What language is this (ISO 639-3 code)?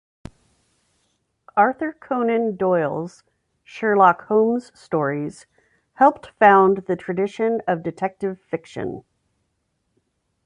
eng